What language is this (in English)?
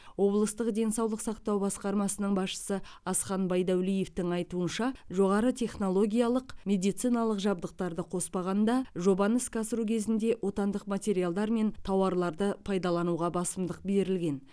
Kazakh